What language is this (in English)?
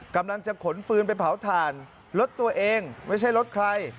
Thai